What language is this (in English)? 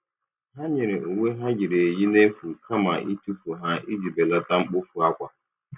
Igbo